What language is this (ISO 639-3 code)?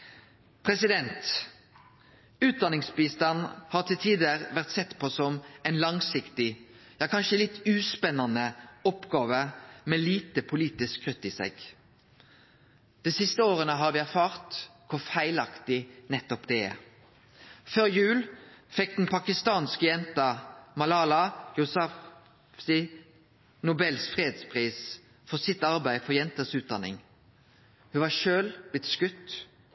nno